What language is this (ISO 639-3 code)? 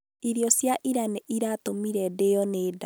kik